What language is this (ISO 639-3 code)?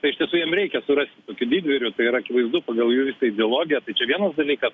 lit